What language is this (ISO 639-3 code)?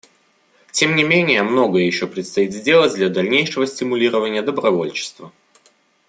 rus